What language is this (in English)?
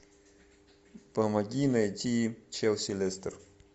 Russian